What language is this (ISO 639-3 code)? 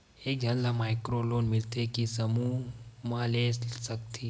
hne